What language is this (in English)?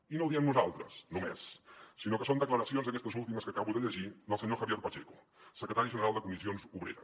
Catalan